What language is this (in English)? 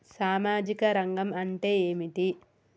Telugu